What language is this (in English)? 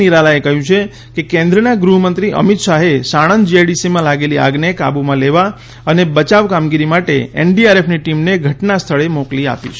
Gujarati